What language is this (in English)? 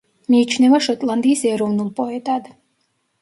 Georgian